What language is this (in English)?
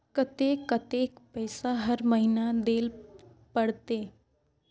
Magahi